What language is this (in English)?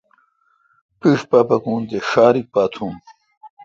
Kalkoti